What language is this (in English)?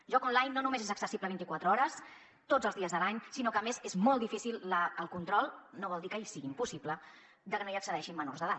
Catalan